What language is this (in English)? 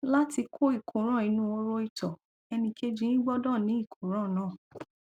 Yoruba